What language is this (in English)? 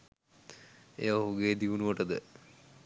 Sinhala